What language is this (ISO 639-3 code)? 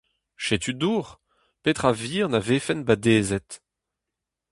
bre